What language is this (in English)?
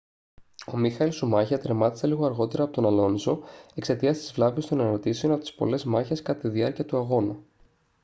Greek